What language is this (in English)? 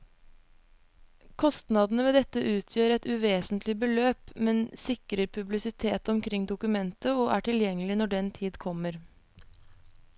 Norwegian